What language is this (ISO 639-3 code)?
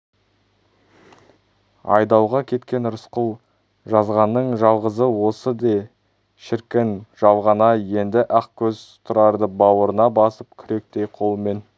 kaz